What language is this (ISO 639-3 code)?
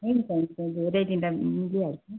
nep